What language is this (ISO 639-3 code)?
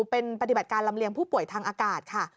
tha